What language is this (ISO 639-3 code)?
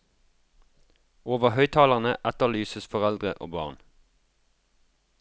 nor